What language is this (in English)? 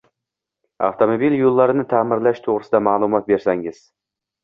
Uzbek